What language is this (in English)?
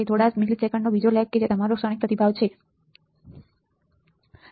Gujarati